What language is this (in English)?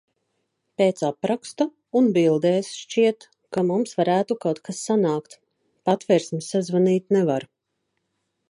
Latvian